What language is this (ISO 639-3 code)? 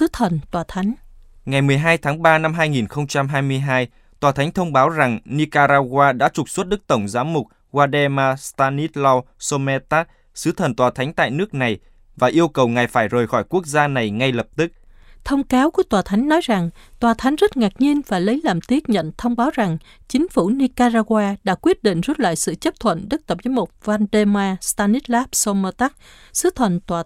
vie